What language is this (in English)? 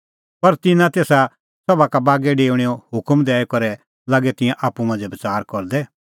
Kullu Pahari